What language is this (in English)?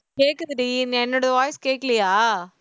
Tamil